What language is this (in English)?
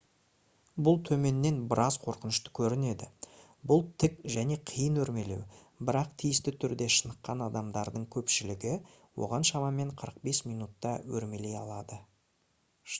Kazakh